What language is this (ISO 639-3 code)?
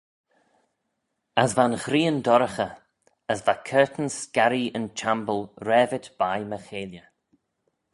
glv